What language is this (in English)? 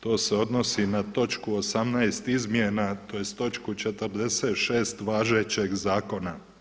Croatian